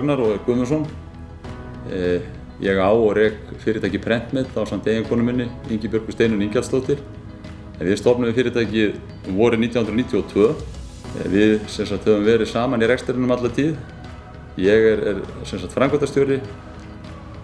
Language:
Dutch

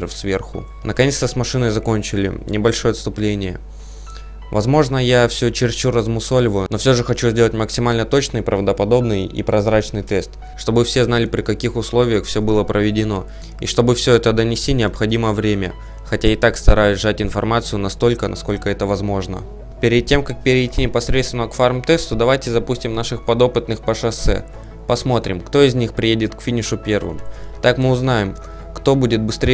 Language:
Russian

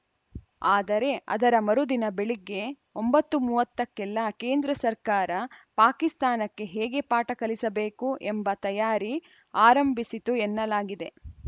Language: Kannada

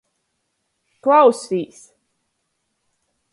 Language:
Latgalian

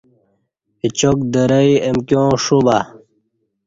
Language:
Kati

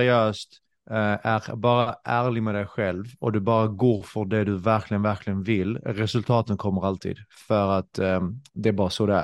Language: Swedish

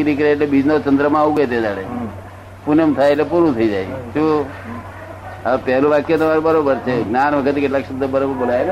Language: Gujarati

